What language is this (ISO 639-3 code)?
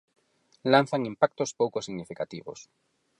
glg